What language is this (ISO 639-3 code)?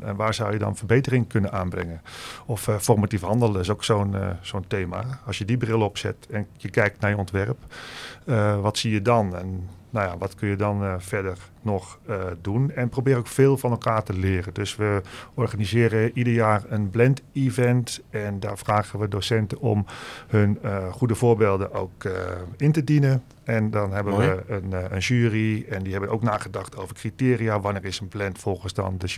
nld